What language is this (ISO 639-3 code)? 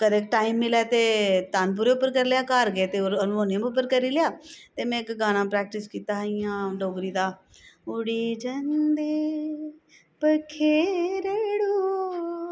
doi